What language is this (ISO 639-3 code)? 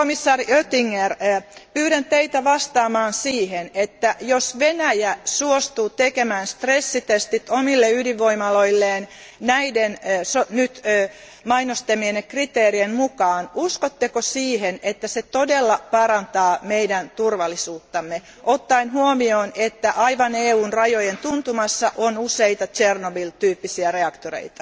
fin